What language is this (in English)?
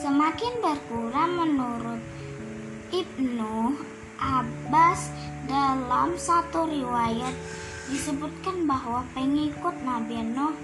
Indonesian